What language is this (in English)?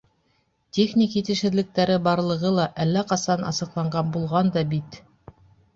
Bashkir